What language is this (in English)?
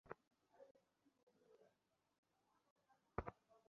Bangla